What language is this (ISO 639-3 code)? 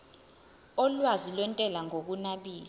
zul